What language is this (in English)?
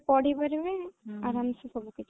Odia